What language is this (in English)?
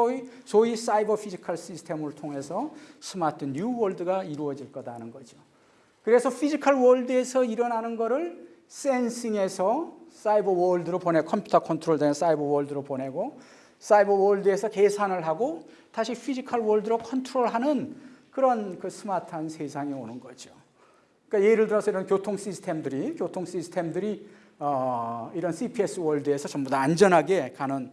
Korean